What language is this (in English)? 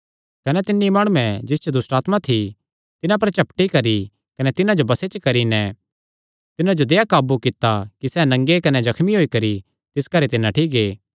Kangri